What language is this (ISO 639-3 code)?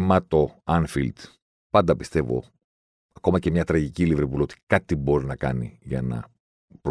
ell